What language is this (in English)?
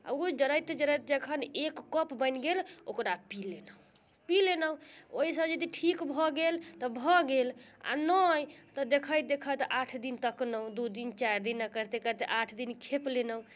Maithili